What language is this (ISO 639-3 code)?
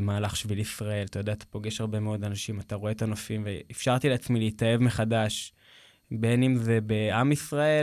heb